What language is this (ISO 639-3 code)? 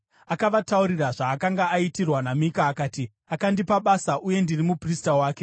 sna